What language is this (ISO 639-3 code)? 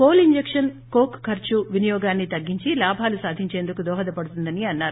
tel